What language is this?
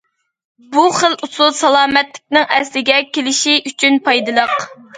Uyghur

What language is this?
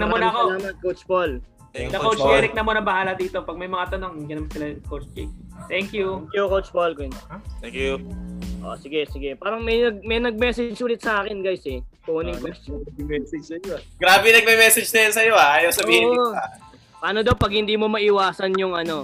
Filipino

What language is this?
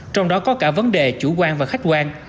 Vietnamese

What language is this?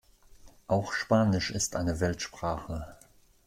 German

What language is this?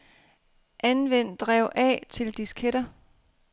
Danish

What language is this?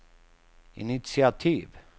Swedish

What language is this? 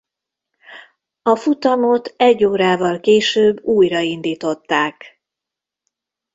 Hungarian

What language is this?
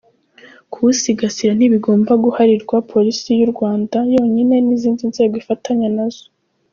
Kinyarwanda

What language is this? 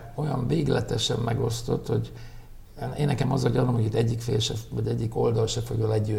Hungarian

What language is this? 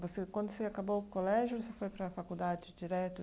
Portuguese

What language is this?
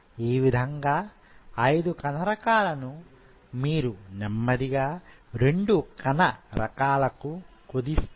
Telugu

